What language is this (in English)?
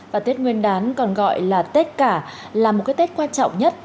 Vietnamese